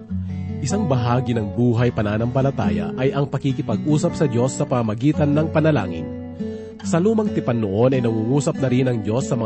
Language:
Filipino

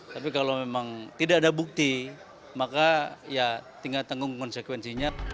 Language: Indonesian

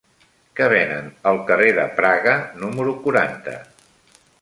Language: Catalan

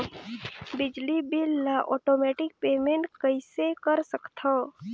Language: Chhattisgarhi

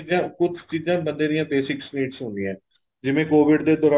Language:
Punjabi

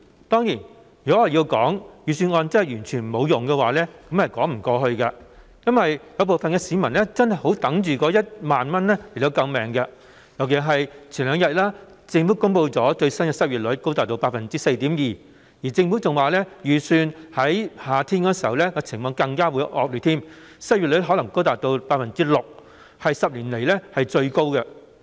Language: Cantonese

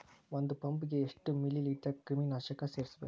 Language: Kannada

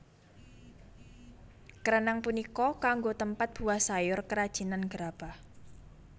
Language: Javanese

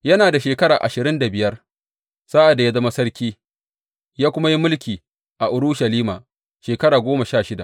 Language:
Hausa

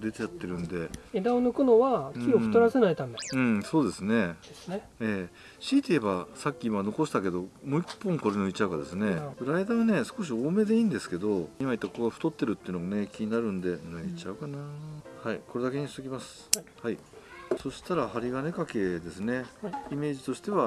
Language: Japanese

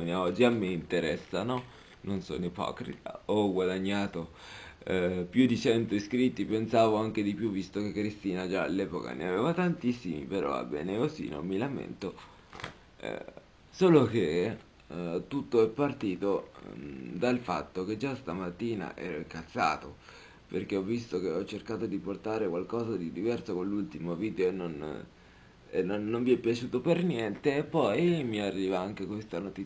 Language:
Italian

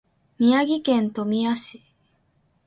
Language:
Japanese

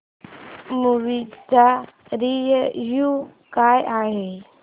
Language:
Marathi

